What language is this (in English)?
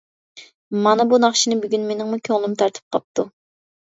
Uyghur